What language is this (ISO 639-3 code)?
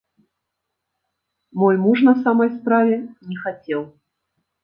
bel